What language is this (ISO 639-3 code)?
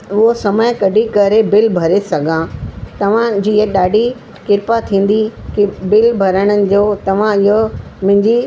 snd